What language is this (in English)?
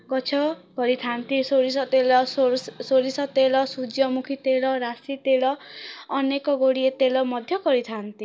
Odia